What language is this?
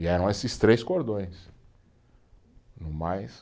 Portuguese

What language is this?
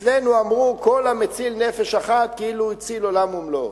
Hebrew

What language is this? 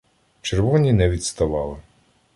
Ukrainian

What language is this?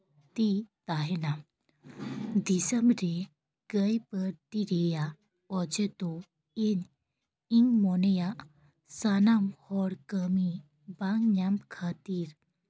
Santali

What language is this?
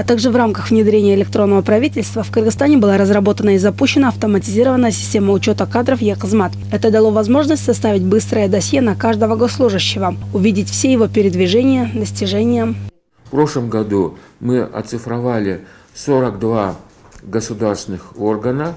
Russian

